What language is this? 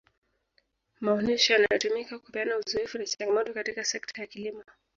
Swahili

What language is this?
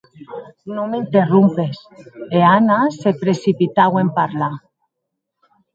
Occitan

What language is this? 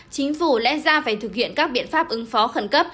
Vietnamese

